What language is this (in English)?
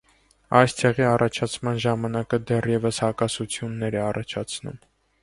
Armenian